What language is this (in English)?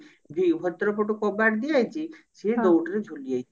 Odia